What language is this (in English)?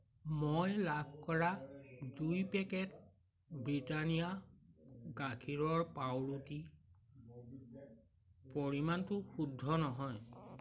Assamese